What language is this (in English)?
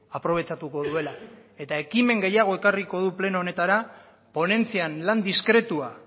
Basque